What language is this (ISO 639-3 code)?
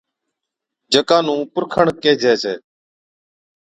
odk